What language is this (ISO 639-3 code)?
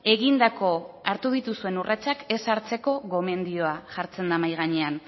eus